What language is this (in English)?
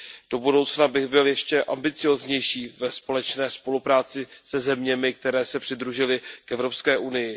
Czech